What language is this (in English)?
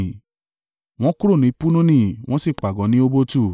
Yoruba